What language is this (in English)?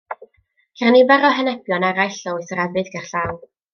Welsh